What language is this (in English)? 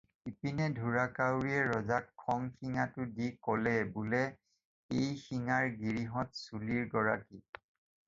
Assamese